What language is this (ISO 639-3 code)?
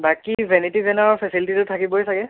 asm